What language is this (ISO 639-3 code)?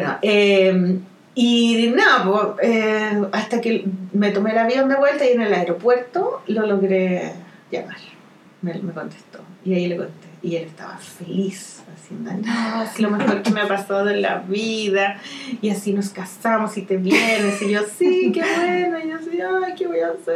spa